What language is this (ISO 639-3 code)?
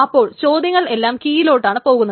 mal